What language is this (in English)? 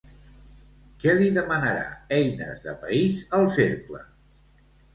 Catalan